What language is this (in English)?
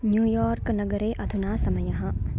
Sanskrit